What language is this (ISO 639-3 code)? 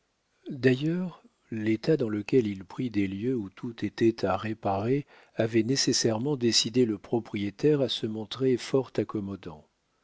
fra